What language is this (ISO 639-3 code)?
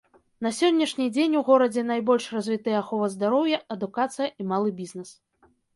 bel